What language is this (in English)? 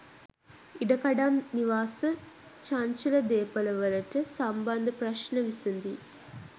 Sinhala